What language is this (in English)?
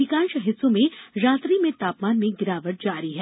Hindi